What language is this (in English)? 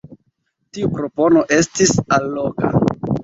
Esperanto